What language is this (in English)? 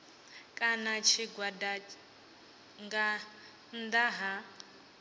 Venda